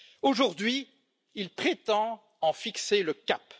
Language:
French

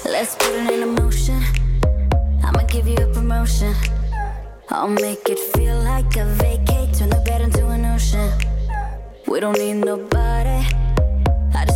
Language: Vietnamese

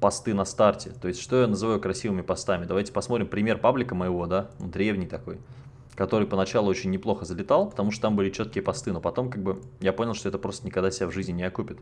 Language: Russian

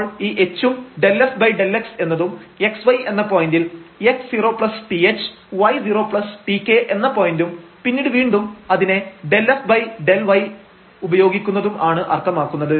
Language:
Malayalam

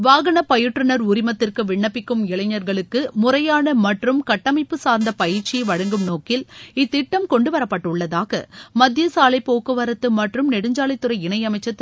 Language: Tamil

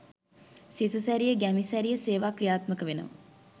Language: Sinhala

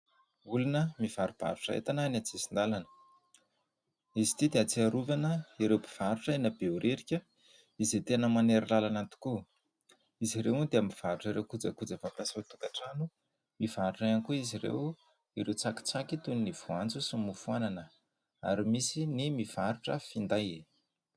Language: Malagasy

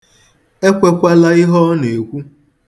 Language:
Igbo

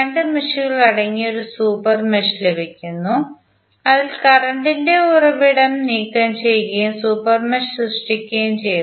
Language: Malayalam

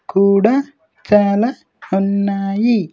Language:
Telugu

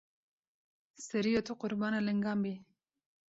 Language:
Kurdish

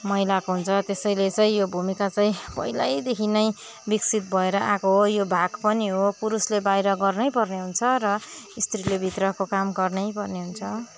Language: Nepali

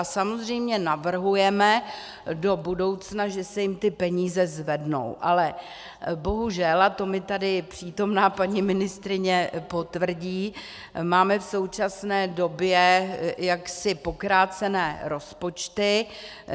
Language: Czech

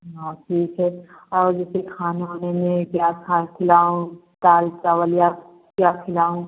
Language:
Hindi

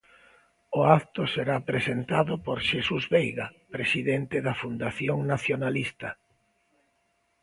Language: Galician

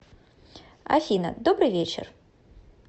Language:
Russian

